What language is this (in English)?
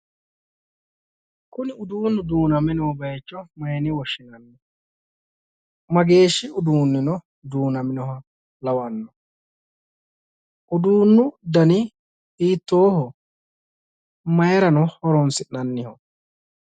Sidamo